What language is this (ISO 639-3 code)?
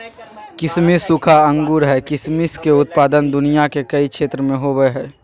mag